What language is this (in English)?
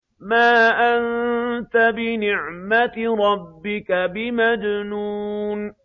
Arabic